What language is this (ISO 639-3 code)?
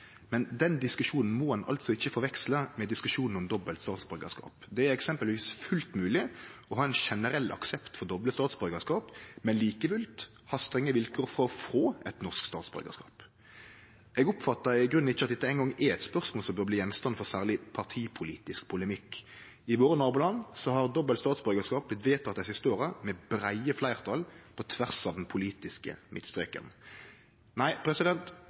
nno